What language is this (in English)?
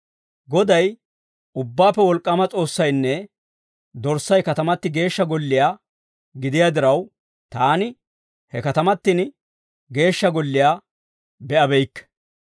Dawro